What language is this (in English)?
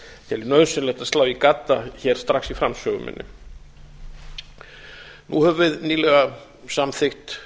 Icelandic